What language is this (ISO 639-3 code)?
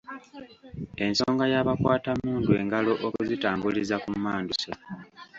lug